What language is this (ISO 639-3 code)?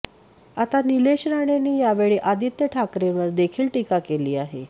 mar